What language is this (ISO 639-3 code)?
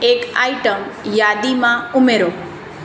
guj